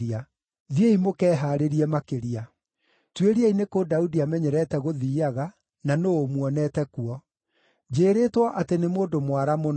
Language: Kikuyu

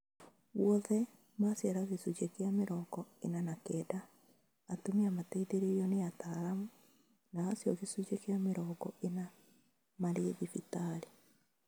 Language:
Kikuyu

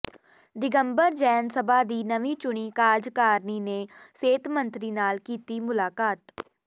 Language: Punjabi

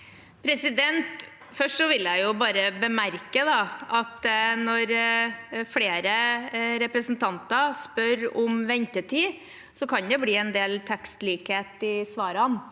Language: Norwegian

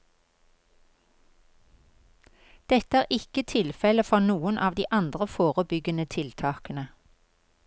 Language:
Norwegian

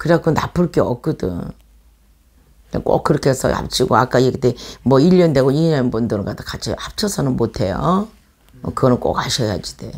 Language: Korean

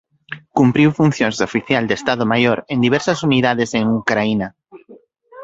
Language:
Galician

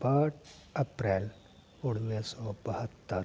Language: Sindhi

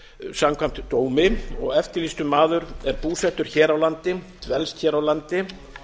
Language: Icelandic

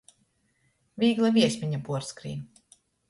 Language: Latgalian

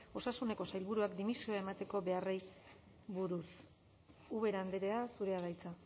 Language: Basque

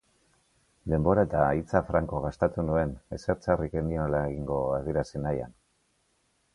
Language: Basque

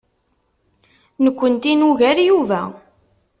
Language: Kabyle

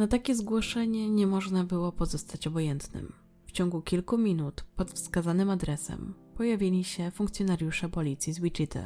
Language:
Polish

